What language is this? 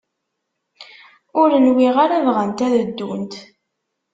Kabyle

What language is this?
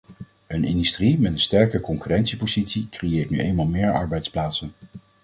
Dutch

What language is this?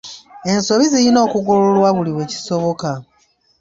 Ganda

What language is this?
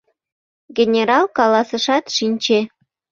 Mari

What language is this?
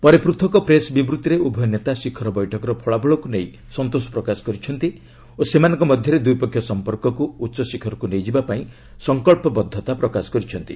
Odia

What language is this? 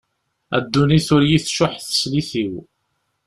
Kabyle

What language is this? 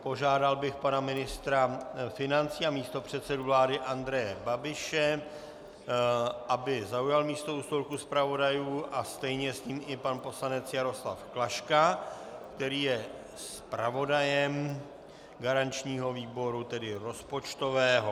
Czech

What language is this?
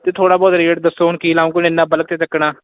Punjabi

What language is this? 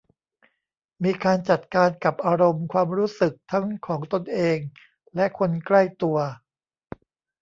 Thai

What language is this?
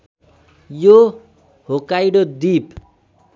Nepali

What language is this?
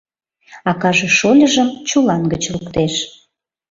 Mari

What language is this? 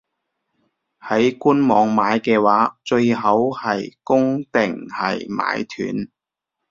Cantonese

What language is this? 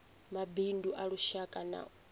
Venda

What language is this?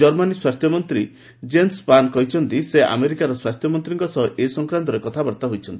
Odia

